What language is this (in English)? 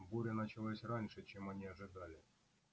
Russian